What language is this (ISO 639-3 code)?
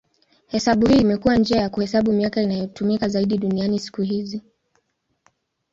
swa